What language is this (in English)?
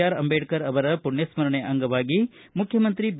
Kannada